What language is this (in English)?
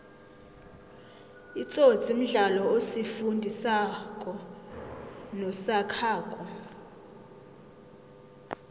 South Ndebele